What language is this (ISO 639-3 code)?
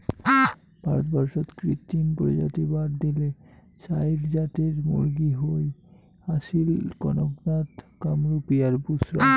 ben